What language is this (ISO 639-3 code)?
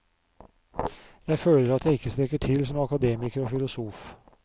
nor